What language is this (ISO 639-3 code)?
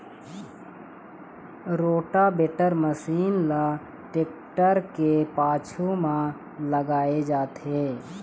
hne